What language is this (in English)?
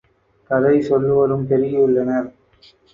Tamil